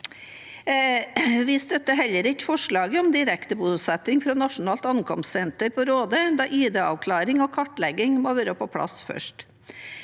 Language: Norwegian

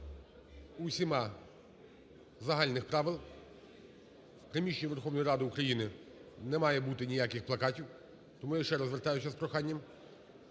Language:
Ukrainian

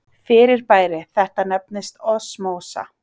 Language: Icelandic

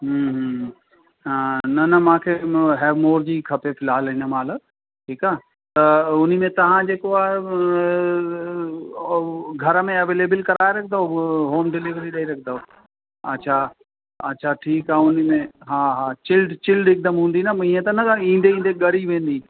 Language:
Sindhi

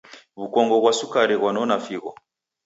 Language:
Taita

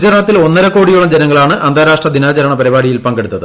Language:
Malayalam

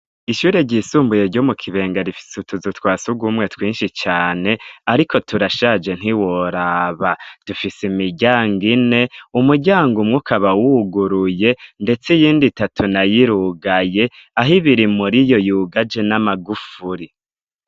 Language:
Rundi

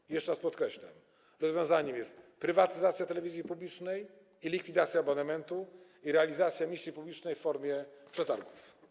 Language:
Polish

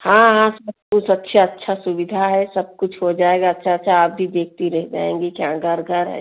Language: Hindi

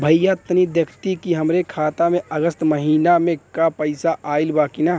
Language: Bhojpuri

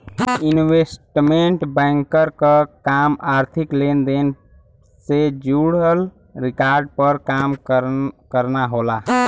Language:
Bhojpuri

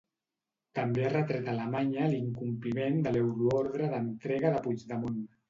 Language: Catalan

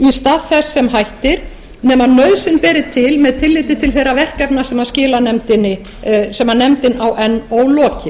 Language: Icelandic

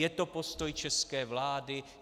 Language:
Czech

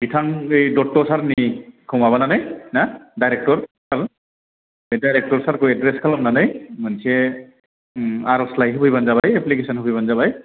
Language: Bodo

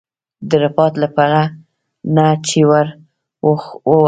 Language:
Pashto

